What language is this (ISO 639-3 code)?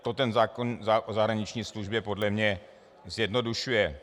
ces